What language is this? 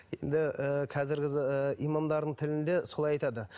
Kazakh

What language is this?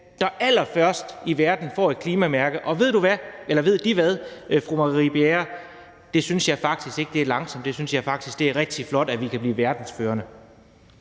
Danish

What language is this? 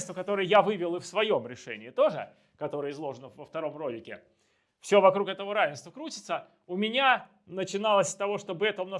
Russian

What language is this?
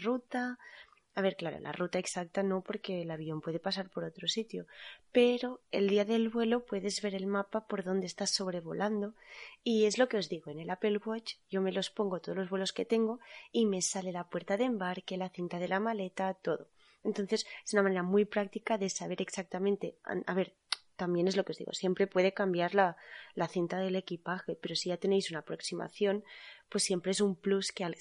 Spanish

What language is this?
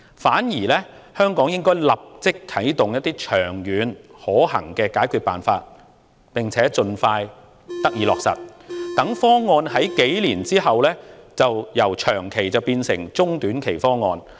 Cantonese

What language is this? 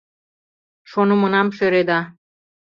Mari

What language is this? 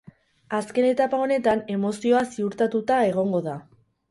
Basque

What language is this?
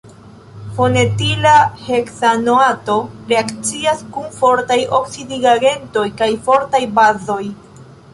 Esperanto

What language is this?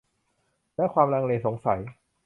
Thai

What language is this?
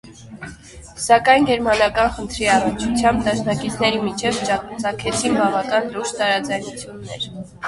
Armenian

